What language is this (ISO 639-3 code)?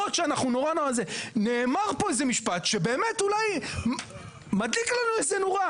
heb